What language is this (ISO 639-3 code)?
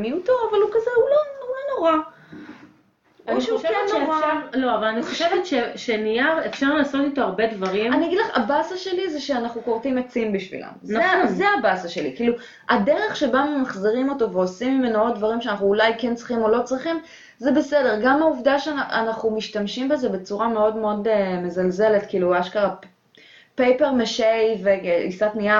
heb